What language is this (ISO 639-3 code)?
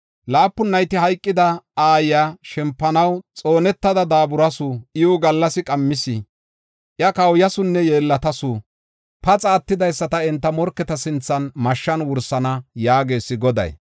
gof